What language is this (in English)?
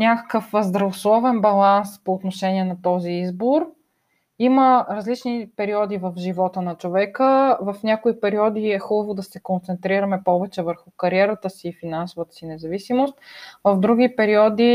Bulgarian